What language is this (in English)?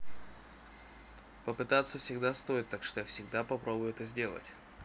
Russian